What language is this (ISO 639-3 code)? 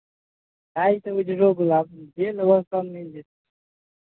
mai